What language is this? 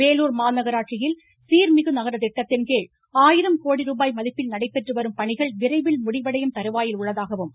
Tamil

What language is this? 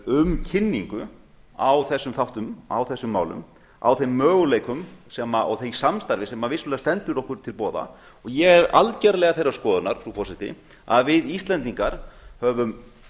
Icelandic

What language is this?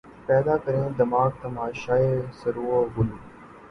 Urdu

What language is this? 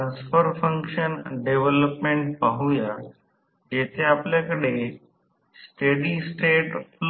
Marathi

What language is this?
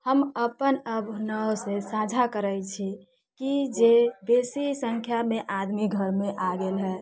Maithili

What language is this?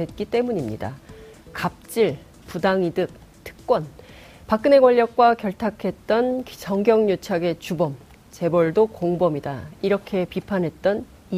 Korean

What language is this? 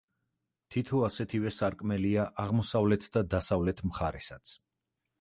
Georgian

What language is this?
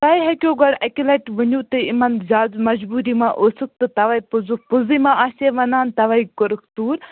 Kashmiri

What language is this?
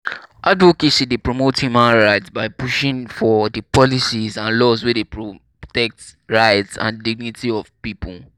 Nigerian Pidgin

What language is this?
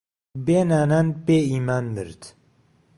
Central Kurdish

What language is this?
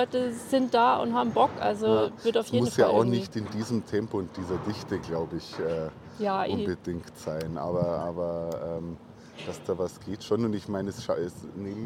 German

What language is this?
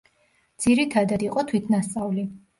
Georgian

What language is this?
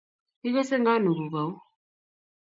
Kalenjin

